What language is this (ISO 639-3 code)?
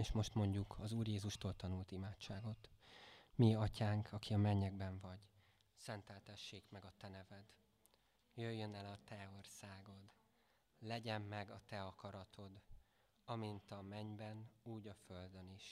hun